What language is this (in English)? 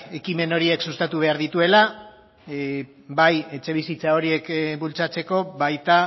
Basque